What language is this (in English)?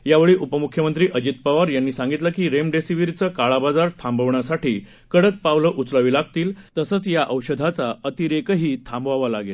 Marathi